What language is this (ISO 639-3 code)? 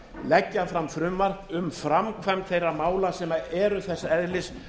isl